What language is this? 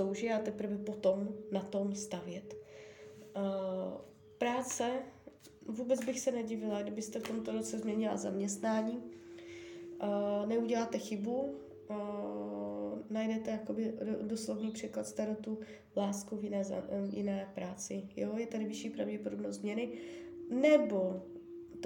Czech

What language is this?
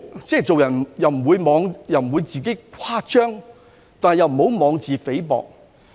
Cantonese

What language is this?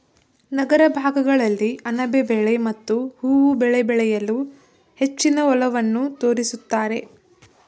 Kannada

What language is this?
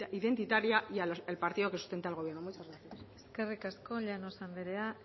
Spanish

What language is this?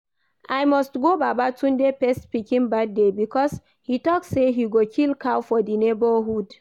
Nigerian Pidgin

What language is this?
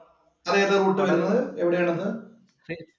Malayalam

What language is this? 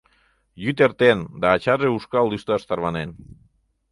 Mari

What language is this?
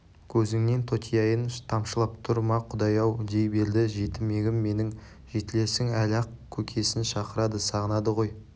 Kazakh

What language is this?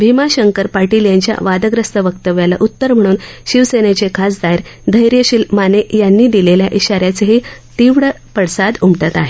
Marathi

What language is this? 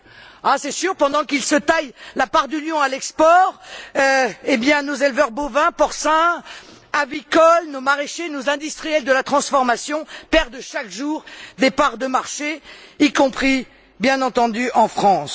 French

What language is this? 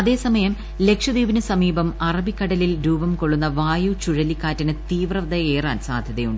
Malayalam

